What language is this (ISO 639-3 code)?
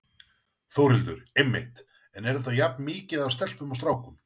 isl